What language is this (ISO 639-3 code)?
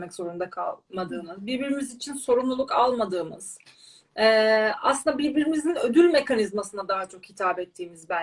tur